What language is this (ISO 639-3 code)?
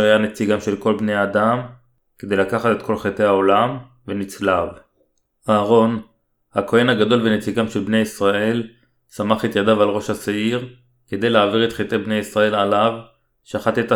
heb